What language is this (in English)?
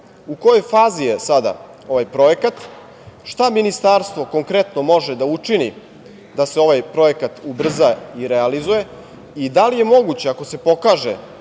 Serbian